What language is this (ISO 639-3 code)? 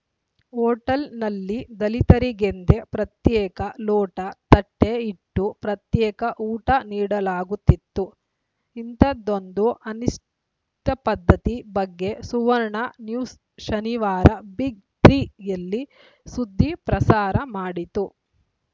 kan